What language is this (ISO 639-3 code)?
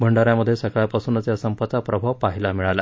mar